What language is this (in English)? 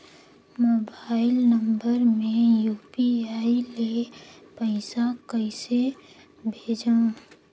Chhattisgarhi